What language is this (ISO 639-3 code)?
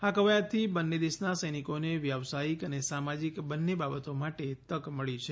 guj